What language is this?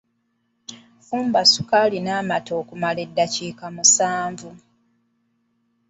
Ganda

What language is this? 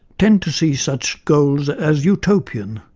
English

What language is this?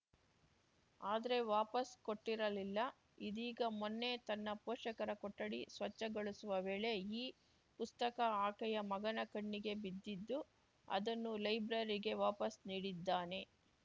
Kannada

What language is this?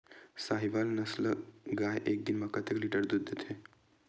Chhattisgarhi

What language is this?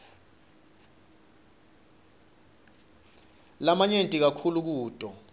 Swati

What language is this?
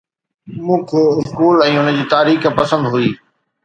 Sindhi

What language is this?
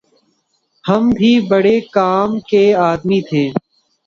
Urdu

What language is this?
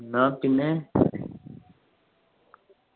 Malayalam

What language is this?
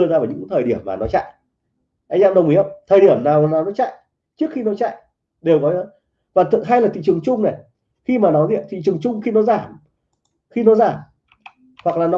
Vietnamese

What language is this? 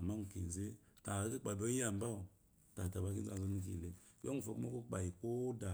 Eloyi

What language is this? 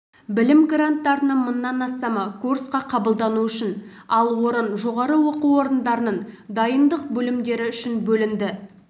Kazakh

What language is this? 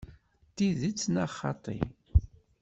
Kabyle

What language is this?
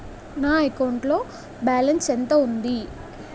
Telugu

